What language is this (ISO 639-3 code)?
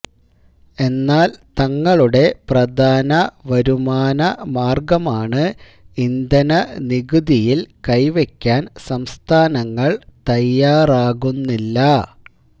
mal